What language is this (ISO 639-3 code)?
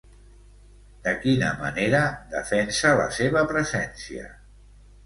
cat